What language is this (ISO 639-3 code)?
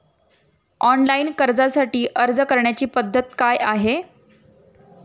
mar